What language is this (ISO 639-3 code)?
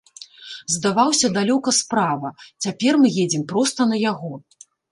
bel